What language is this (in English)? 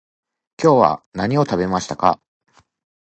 Japanese